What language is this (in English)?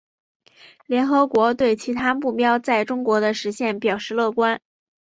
Chinese